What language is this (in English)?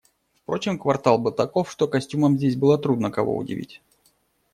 Russian